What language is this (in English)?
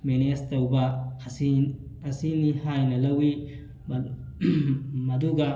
Manipuri